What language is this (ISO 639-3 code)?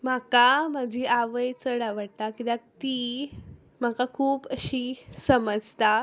kok